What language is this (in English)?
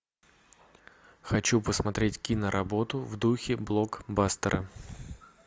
Russian